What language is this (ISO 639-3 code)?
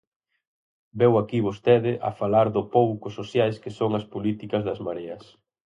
glg